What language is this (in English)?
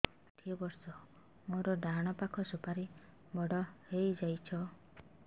Odia